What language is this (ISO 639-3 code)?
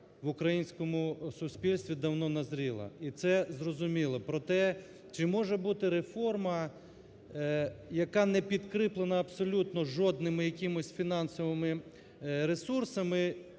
ukr